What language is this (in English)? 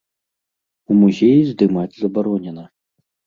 Belarusian